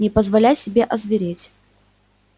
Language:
Russian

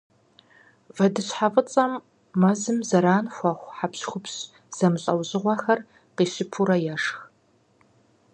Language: Kabardian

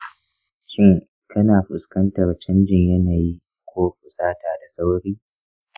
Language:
Hausa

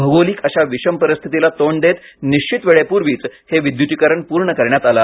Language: Marathi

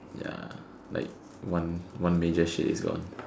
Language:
English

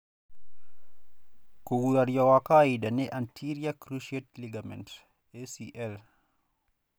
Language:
Kikuyu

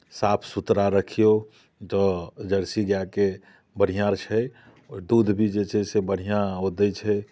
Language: Maithili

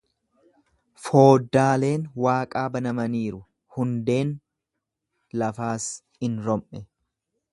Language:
Oromo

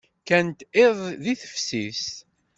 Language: Kabyle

